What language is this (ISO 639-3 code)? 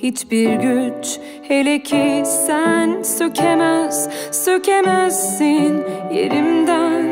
nor